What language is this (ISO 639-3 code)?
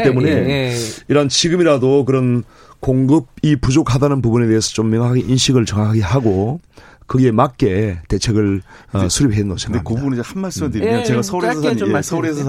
kor